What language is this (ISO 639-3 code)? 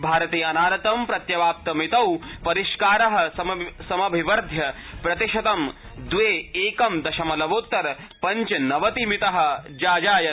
san